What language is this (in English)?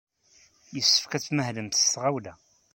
Kabyle